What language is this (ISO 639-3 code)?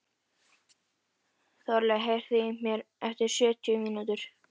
isl